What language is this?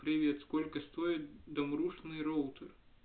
Russian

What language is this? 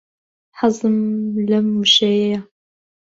Central Kurdish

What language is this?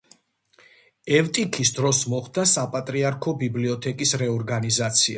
Georgian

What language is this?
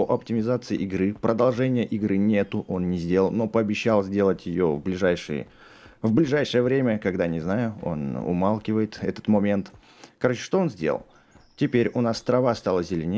Russian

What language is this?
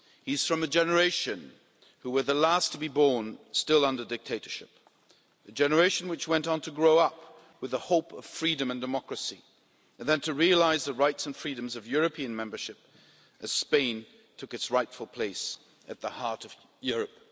English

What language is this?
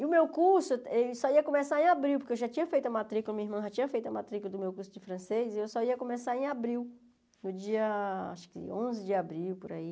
Portuguese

